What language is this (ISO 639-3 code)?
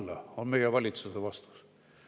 est